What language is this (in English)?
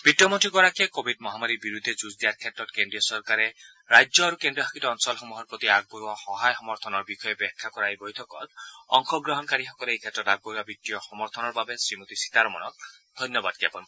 Assamese